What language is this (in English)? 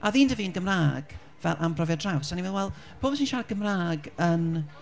Welsh